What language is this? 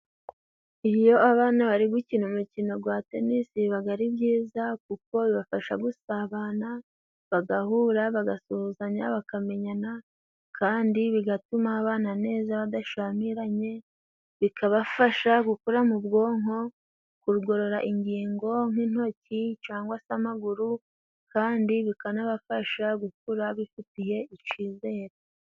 Kinyarwanda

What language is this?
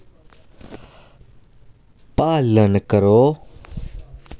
Dogri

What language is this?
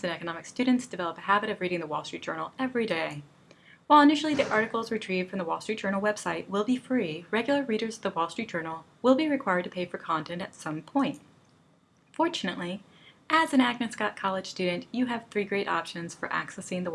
English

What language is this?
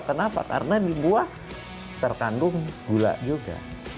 Indonesian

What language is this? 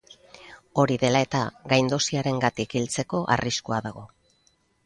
Basque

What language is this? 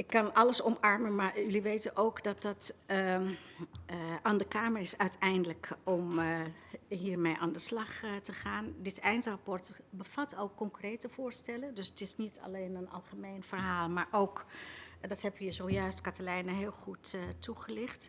Dutch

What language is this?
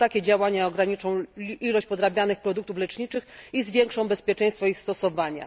Polish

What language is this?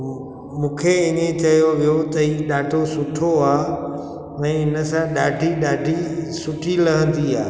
Sindhi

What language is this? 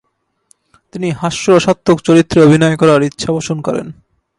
Bangla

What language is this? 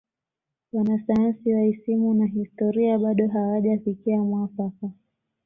Swahili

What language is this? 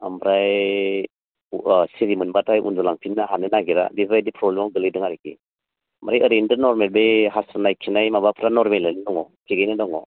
Bodo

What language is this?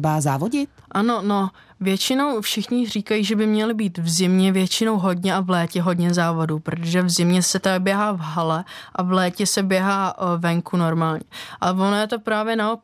Czech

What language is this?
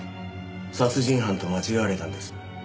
Japanese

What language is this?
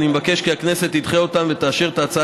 Hebrew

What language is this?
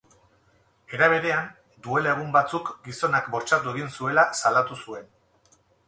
Basque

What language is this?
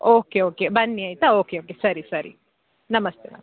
Kannada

